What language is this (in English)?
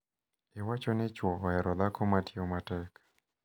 Luo (Kenya and Tanzania)